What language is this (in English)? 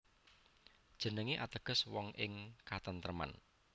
Javanese